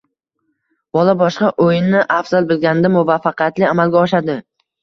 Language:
Uzbek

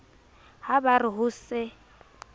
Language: Southern Sotho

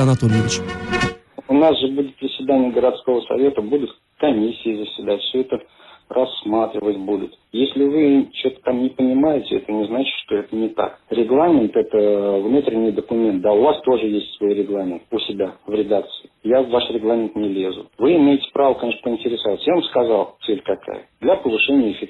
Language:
Russian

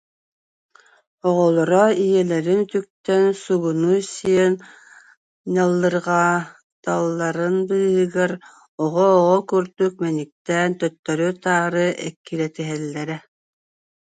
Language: Yakut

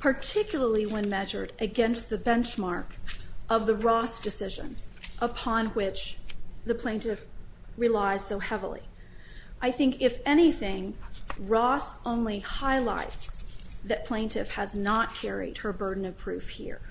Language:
English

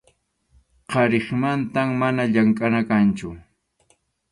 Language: Arequipa-La Unión Quechua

